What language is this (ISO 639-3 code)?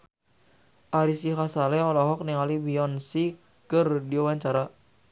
sun